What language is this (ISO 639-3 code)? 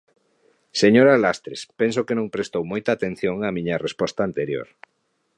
glg